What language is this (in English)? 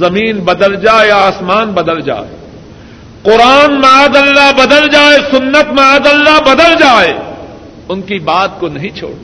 Urdu